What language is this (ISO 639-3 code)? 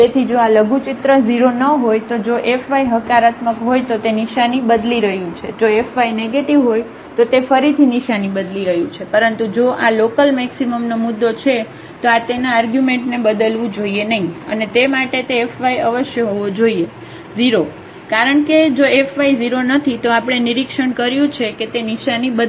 guj